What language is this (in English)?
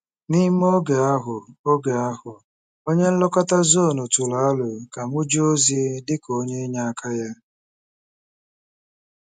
Igbo